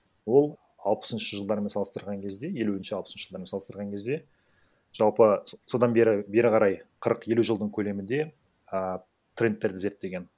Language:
Kazakh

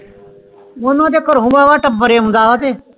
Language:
Punjabi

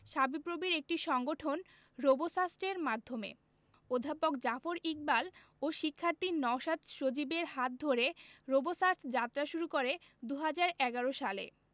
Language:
Bangla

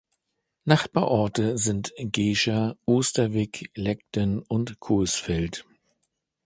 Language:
German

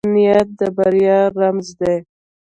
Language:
Pashto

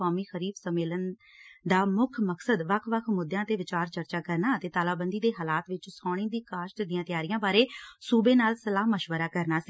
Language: Punjabi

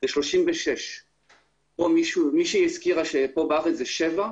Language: Hebrew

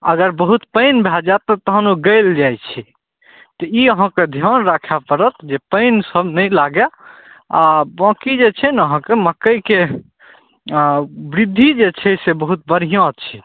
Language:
Maithili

